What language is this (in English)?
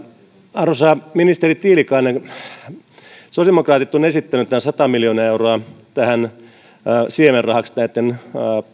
Finnish